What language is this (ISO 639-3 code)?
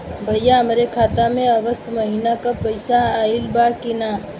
bho